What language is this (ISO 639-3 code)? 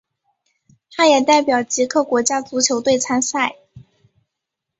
zho